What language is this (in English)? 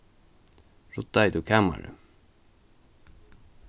Faroese